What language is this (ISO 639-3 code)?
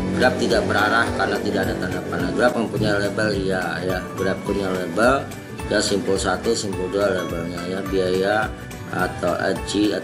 ind